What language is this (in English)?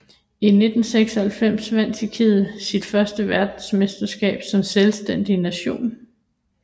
Danish